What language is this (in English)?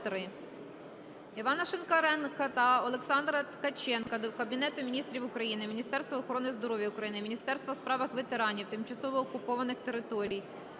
Ukrainian